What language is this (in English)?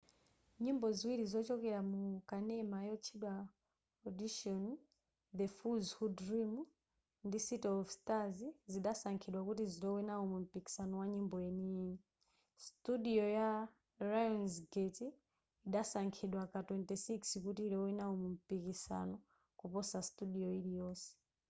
Nyanja